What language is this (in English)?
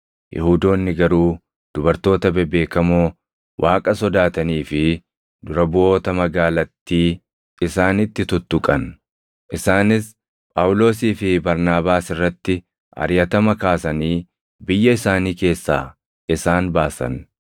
Oromo